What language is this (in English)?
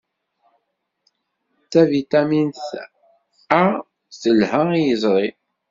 Kabyle